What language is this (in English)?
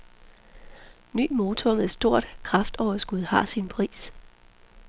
Danish